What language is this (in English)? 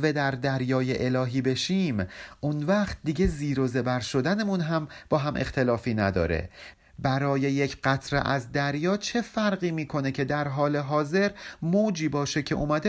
Persian